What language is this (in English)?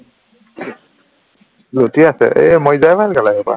Assamese